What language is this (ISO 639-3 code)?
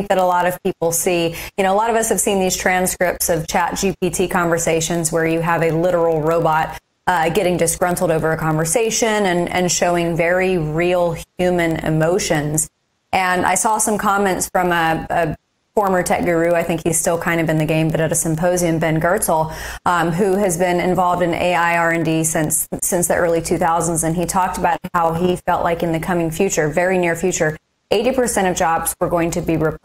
eng